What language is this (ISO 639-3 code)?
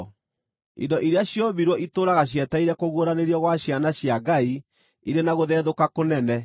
kik